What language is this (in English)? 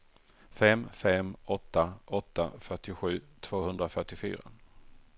Swedish